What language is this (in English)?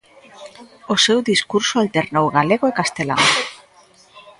Galician